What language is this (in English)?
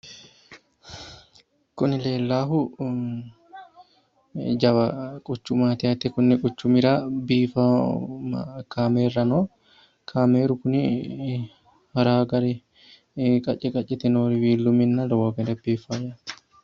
Sidamo